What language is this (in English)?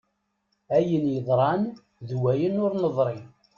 Kabyle